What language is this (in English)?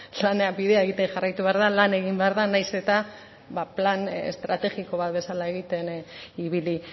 Basque